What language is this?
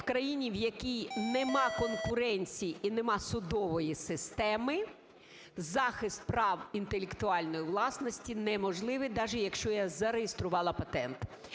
Ukrainian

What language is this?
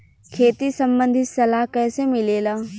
Bhojpuri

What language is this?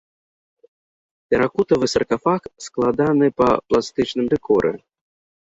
Belarusian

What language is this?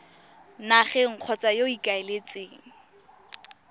Tswana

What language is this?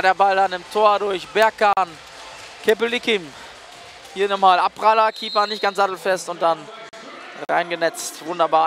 German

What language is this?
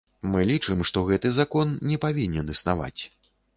Belarusian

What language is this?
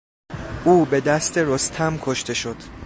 Persian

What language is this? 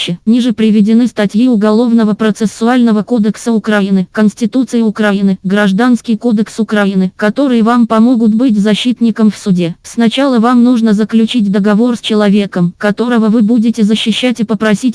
Russian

